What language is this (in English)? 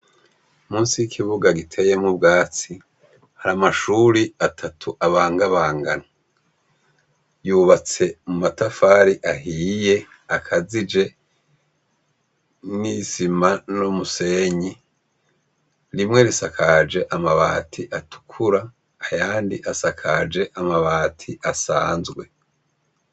Rundi